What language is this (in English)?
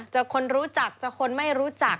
Thai